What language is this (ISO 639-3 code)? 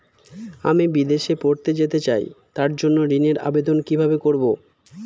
ben